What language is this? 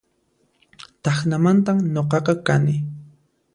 Puno Quechua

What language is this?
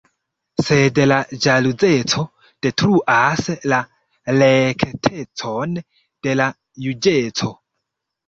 Esperanto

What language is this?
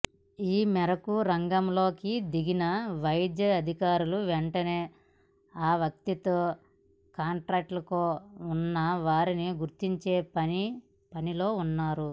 Telugu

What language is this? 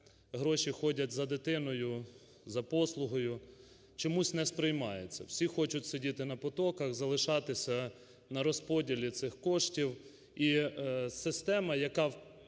Ukrainian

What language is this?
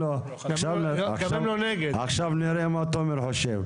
Hebrew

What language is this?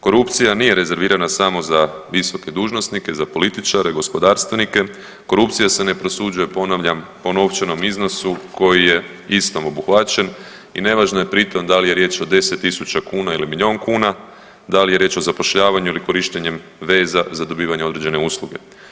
Croatian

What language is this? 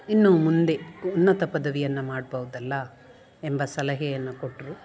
Kannada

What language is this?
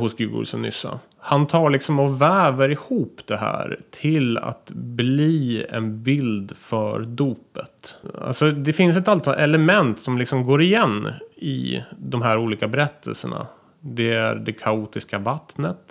Swedish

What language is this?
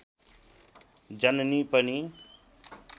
Nepali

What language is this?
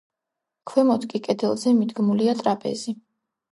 Georgian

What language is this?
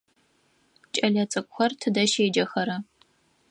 Adyghe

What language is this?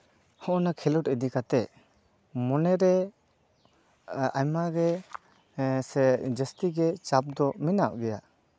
Santali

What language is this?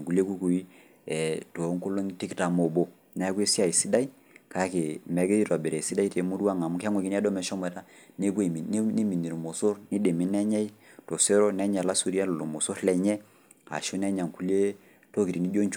Masai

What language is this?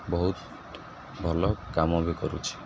Odia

